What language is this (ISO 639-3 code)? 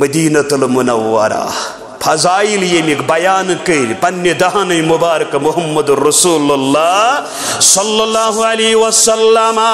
ron